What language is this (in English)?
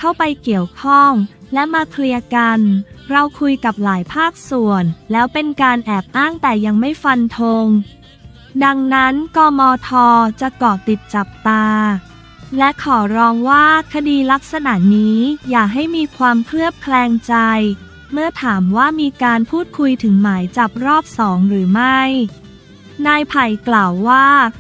Thai